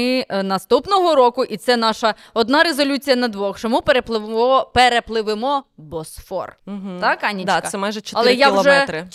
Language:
Ukrainian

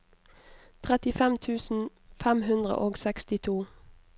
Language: Norwegian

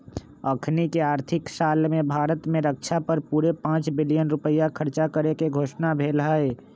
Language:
Magahi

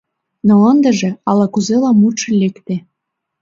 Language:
Mari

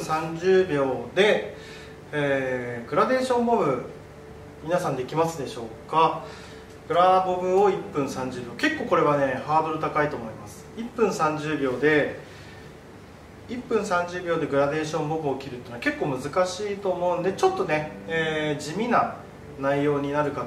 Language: Japanese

